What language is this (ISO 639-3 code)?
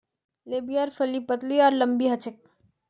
mag